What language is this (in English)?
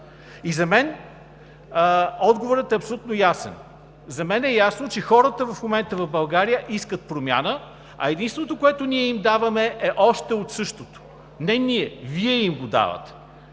Bulgarian